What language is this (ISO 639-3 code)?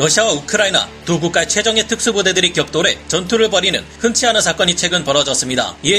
kor